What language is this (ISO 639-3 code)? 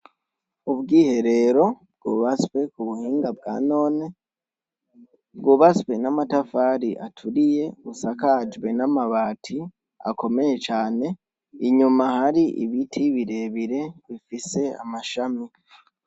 run